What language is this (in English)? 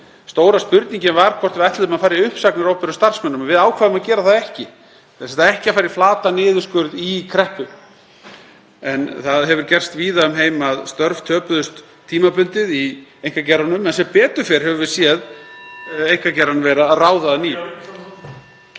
Icelandic